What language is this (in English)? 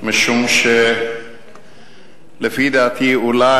Hebrew